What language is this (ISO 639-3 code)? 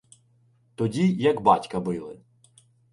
ukr